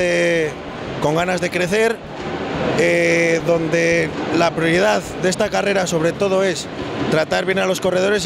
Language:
Spanish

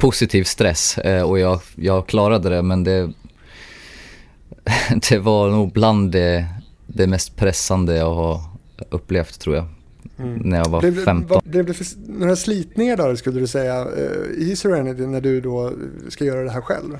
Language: Swedish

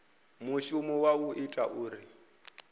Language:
Venda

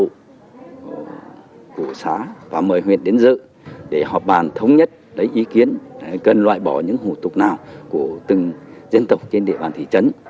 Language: Vietnamese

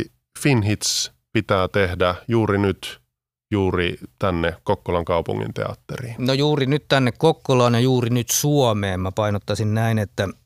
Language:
Finnish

